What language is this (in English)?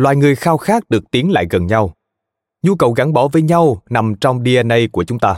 Vietnamese